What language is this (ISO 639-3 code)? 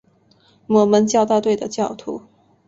zho